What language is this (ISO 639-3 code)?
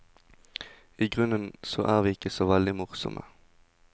nor